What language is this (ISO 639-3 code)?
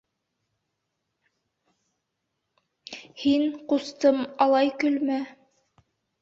bak